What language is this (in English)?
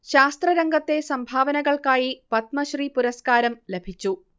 Malayalam